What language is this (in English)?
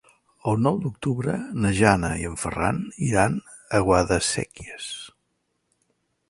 Catalan